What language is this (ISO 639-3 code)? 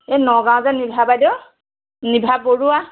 asm